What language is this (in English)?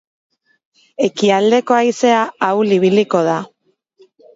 Basque